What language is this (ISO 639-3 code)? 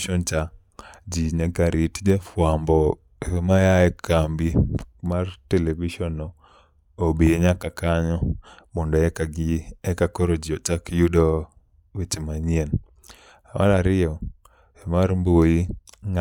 luo